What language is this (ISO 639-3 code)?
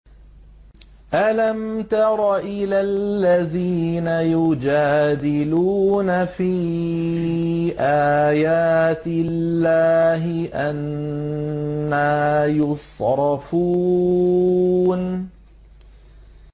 ara